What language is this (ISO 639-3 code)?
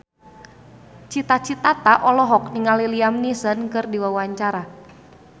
sun